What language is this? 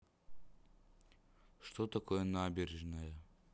Russian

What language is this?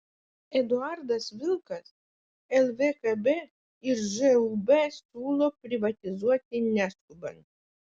Lithuanian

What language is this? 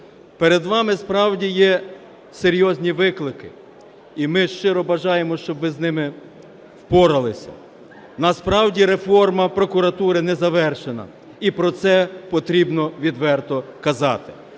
Ukrainian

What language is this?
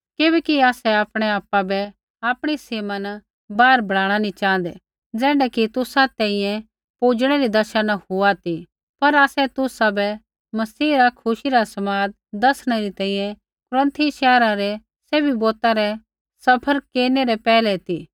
Kullu Pahari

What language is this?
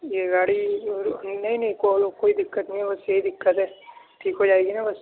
Urdu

